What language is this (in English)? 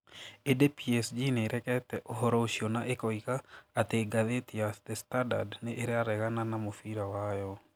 Kikuyu